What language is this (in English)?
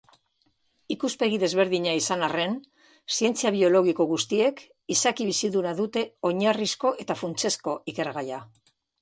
Basque